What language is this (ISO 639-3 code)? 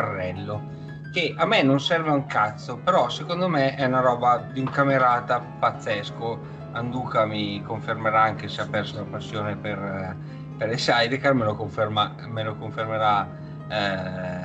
ita